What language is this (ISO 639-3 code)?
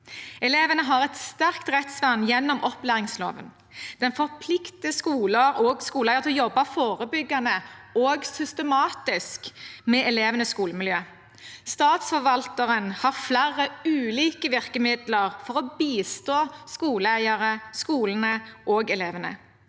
nor